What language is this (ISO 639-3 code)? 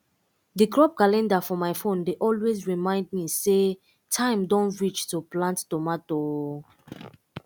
pcm